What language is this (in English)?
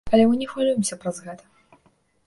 Belarusian